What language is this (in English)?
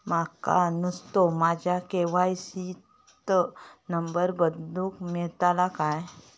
Marathi